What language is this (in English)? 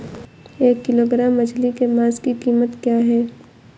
Hindi